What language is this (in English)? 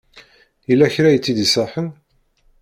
Kabyle